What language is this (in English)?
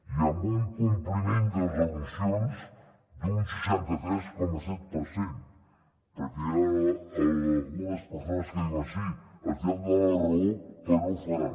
Catalan